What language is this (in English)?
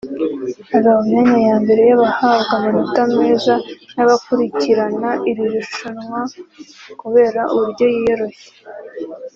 Kinyarwanda